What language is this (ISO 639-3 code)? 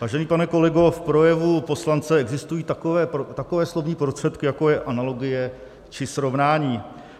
ces